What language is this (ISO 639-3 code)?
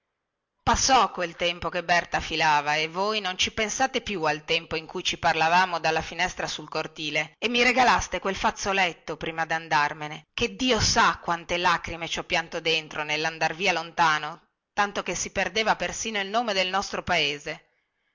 ita